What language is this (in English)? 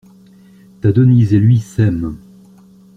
French